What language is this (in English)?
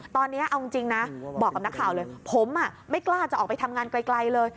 Thai